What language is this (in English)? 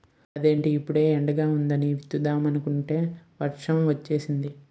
Telugu